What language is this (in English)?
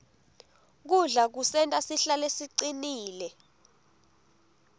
Swati